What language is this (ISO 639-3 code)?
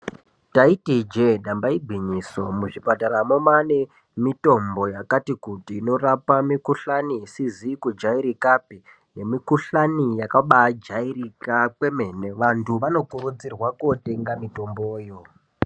ndc